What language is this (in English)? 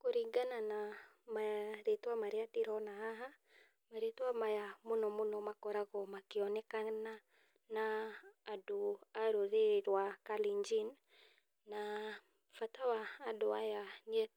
Kikuyu